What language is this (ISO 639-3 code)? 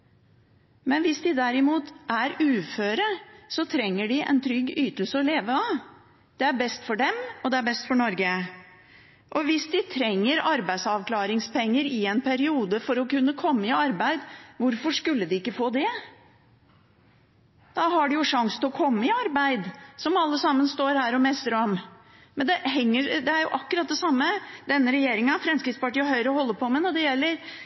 nob